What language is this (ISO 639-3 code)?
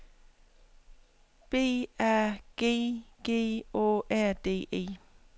dan